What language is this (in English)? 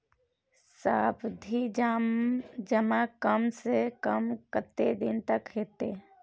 Maithili